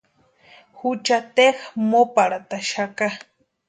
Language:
Western Highland Purepecha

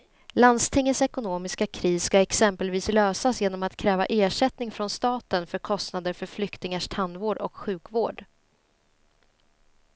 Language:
Swedish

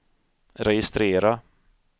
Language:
Swedish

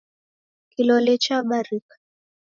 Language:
Taita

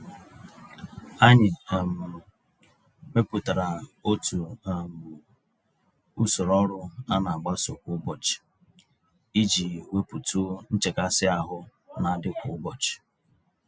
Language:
Igbo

